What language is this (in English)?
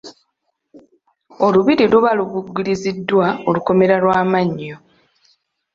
Ganda